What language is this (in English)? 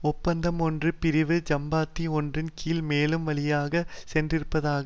Tamil